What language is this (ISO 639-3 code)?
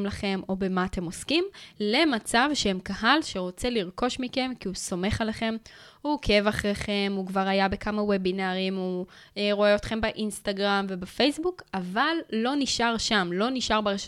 heb